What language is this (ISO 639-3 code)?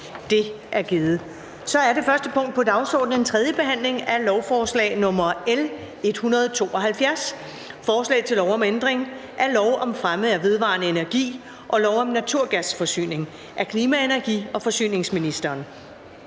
dan